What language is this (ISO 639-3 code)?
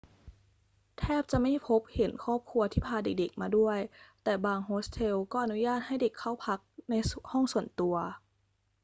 tha